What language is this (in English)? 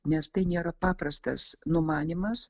Lithuanian